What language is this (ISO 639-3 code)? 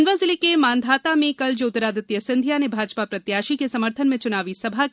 hin